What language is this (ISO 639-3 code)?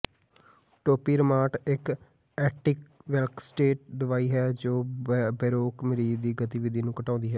pan